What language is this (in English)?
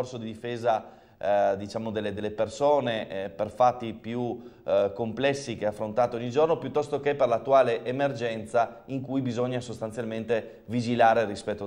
Italian